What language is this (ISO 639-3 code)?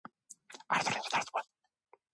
kor